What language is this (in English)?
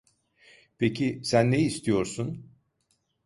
Turkish